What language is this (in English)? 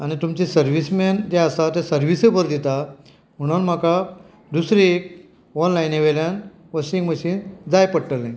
Konkani